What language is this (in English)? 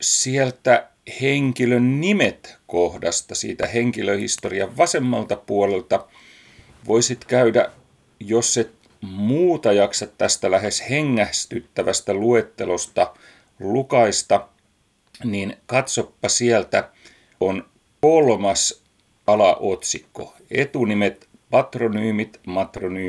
Finnish